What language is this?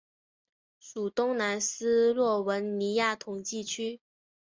Chinese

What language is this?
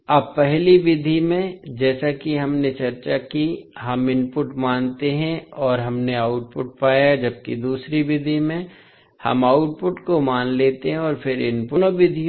Hindi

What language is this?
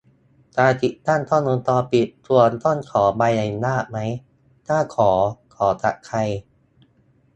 Thai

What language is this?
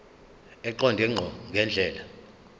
Zulu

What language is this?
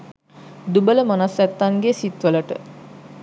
Sinhala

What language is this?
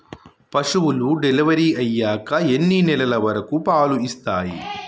Telugu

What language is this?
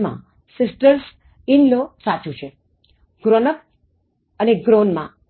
Gujarati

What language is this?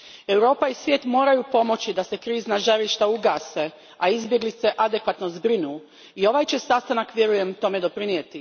Croatian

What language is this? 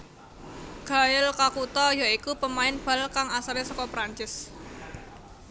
Javanese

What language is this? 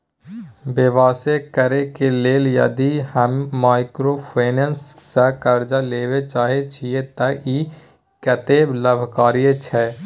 Maithili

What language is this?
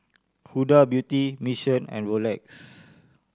English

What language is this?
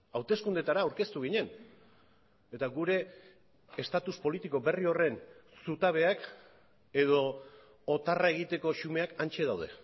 Basque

